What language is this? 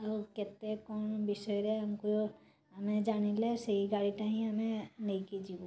Odia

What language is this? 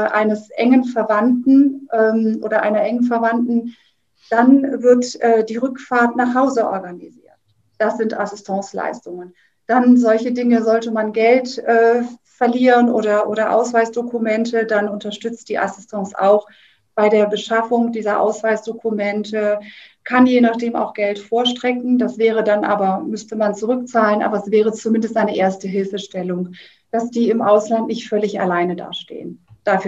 German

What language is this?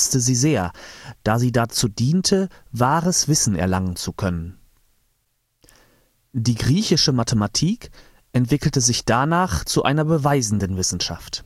German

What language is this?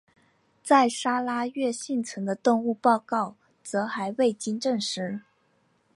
Chinese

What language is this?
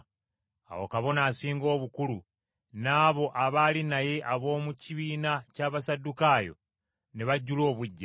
Ganda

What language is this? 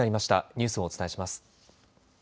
Japanese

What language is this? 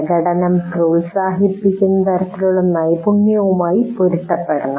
Malayalam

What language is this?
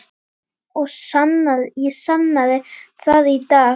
Icelandic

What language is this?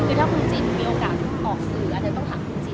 Thai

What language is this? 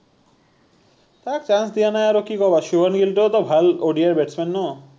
Assamese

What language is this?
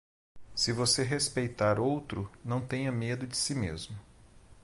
Portuguese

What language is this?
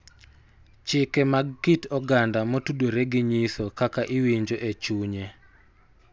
Luo (Kenya and Tanzania)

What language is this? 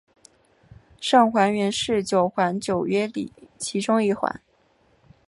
Chinese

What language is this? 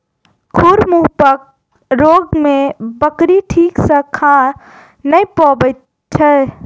Maithili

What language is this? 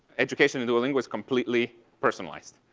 English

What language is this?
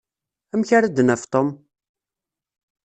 Kabyle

